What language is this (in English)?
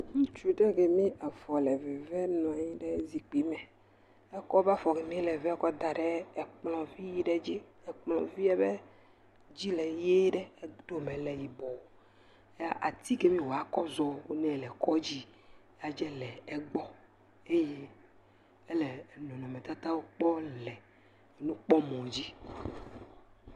Ewe